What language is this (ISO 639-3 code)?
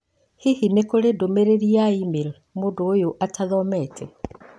kik